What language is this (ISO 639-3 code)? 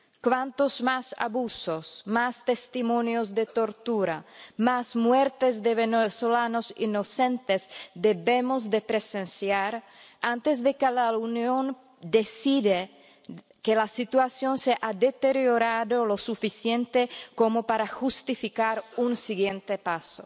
spa